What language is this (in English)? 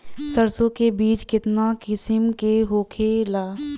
Bhojpuri